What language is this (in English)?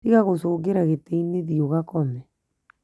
Kikuyu